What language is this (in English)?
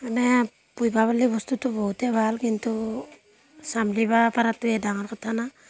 Assamese